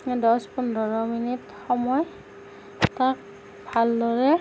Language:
Assamese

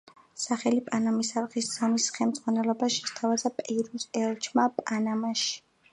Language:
Georgian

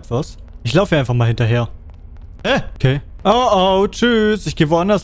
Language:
German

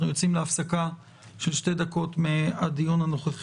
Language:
Hebrew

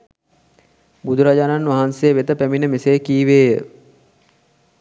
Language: Sinhala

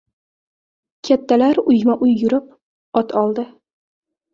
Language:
Uzbek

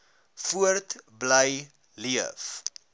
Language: Afrikaans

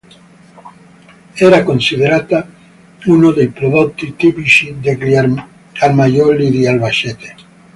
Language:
Italian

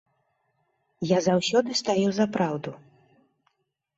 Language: Belarusian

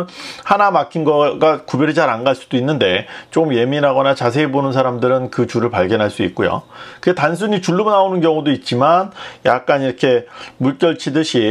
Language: Korean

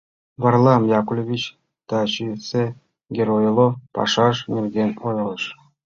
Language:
Mari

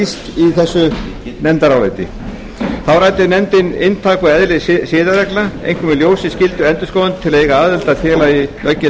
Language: Icelandic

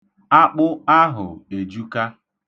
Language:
Igbo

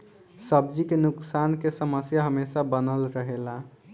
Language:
Bhojpuri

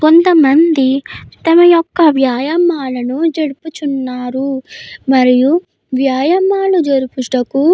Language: Telugu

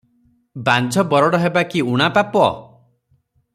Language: Odia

